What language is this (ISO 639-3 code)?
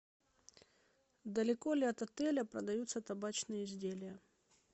rus